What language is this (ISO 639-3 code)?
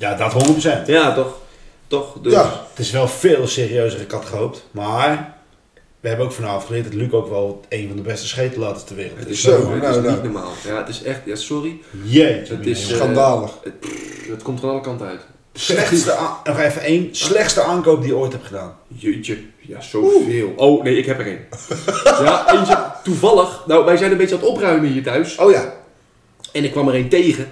nld